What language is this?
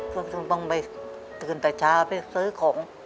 Thai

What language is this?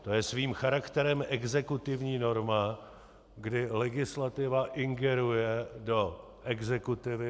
Czech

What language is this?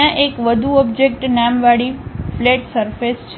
Gujarati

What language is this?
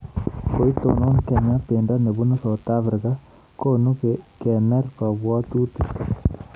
Kalenjin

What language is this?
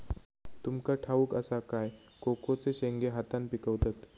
Marathi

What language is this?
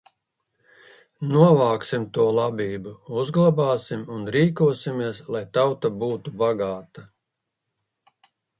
Latvian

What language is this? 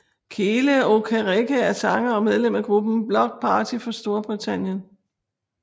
Danish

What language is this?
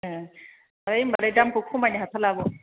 Bodo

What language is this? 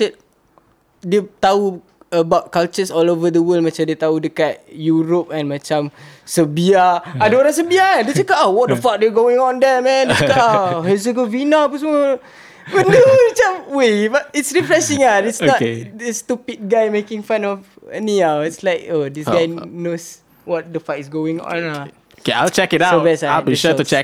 Malay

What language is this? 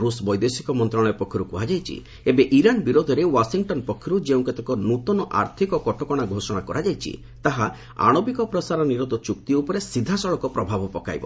Odia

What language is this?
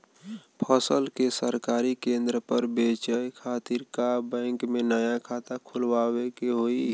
Bhojpuri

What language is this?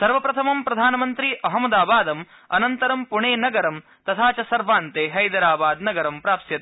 Sanskrit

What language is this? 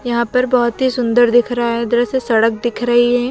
Hindi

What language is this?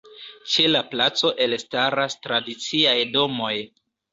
Esperanto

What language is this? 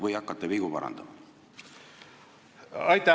Estonian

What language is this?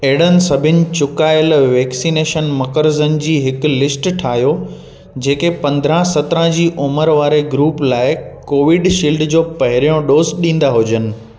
Sindhi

